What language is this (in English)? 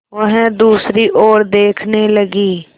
Hindi